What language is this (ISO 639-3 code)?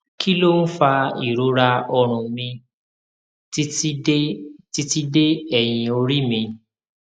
yor